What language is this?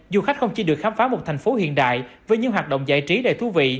Vietnamese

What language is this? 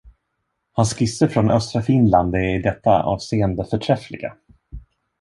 Swedish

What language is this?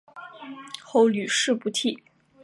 Chinese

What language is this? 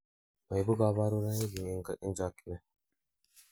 Kalenjin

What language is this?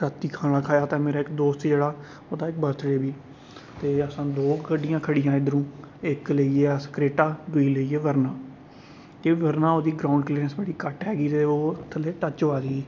Dogri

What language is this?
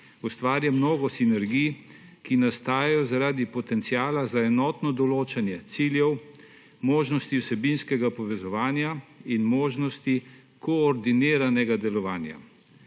Slovenian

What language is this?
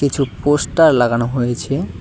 Bangla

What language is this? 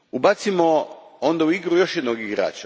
Croatian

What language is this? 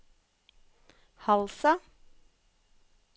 Norwegian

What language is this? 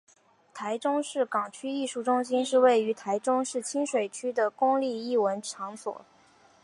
Chinese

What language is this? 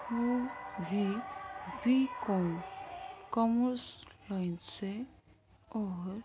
Urdu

